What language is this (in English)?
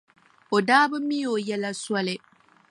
Dagbani